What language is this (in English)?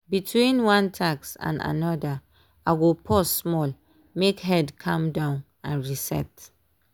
Nigerian Pidgin